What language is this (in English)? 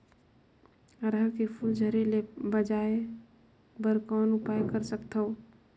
Chhattisgarhi